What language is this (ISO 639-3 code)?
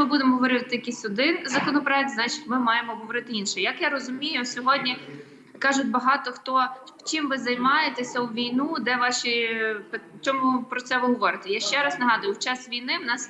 ukr